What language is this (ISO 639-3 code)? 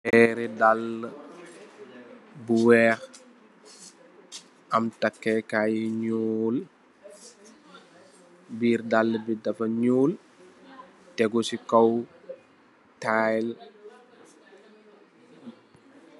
wol